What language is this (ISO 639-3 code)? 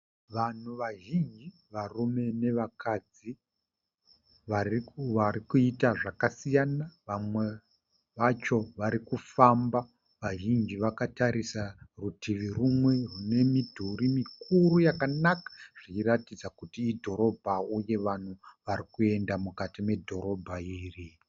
sna